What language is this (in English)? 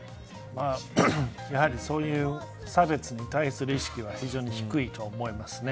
Japanese